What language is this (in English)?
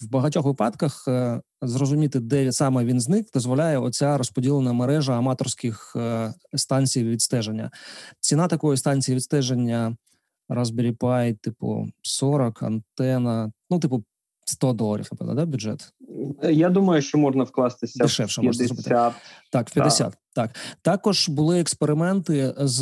Ukrainian